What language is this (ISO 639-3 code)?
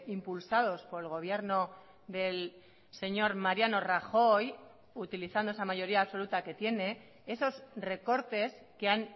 spa